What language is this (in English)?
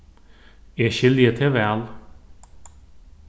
Faroese